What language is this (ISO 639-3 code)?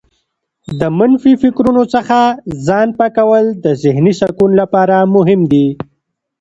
pus